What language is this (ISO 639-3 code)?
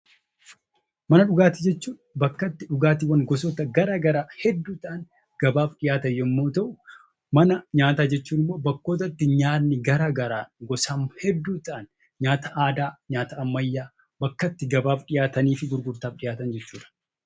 orm